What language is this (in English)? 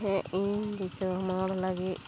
Santali